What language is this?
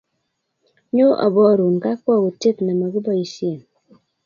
Kalenjin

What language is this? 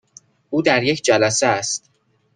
Persian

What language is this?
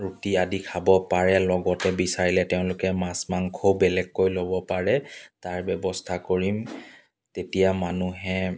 Assamese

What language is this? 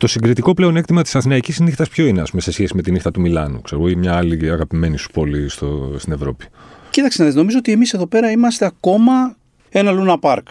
Greek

